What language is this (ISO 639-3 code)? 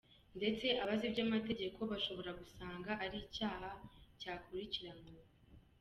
kin